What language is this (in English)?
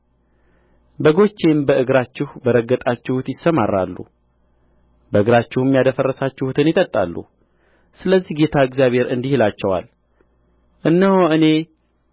Amharic